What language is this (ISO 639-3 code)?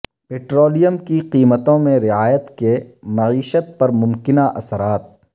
urd